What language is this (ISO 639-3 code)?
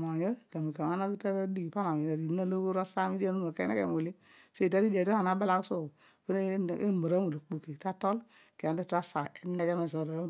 odu